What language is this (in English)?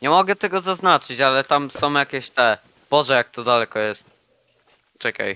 Polish